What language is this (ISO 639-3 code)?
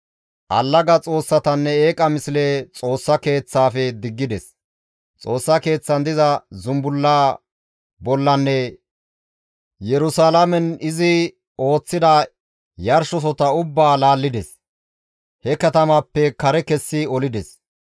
gmv